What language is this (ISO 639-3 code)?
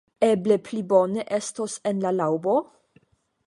epo